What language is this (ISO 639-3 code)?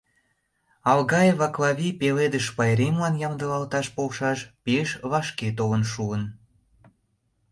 chm